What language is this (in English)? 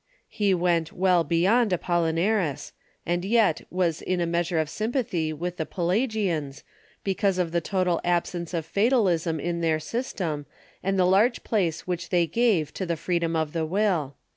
English